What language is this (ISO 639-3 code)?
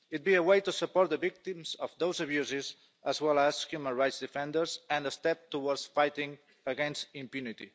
eng